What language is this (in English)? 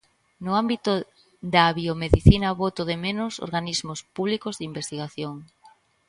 Galician